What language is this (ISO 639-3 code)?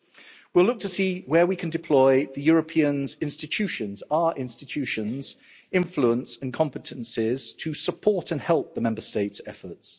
eng